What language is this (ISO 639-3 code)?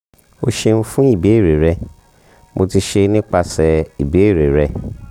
yor